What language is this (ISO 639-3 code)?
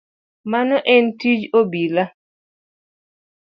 luo